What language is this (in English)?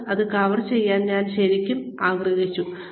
Malayalam